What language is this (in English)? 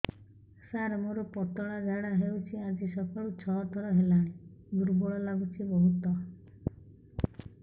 Odia